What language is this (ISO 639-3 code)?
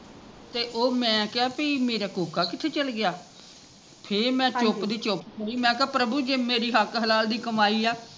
pan